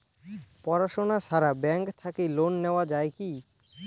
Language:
Bangla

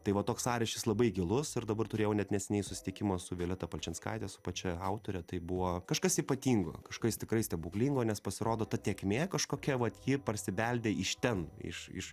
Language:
Lithuanian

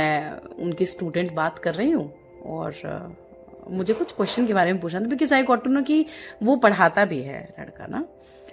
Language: Hindi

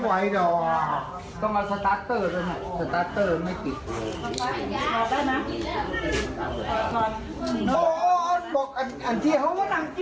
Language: Thai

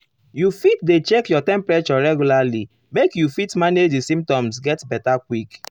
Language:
Nigerian Pidgin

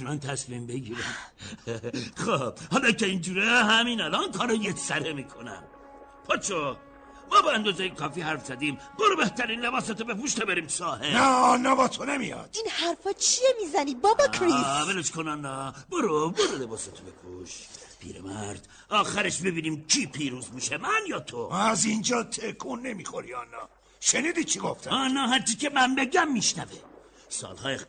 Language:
Persian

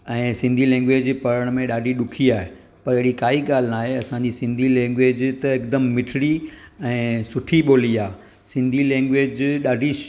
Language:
Sindhi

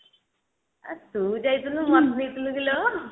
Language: Odia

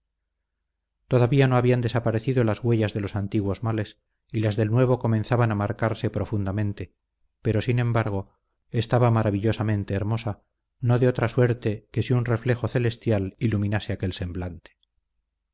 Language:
Spanish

